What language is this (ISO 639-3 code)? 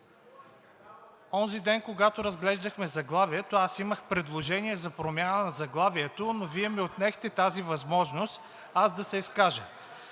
bul